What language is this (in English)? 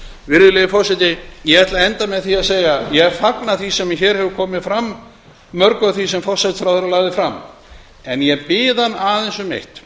Icelandic